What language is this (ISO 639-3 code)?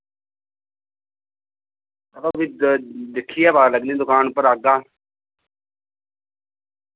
doi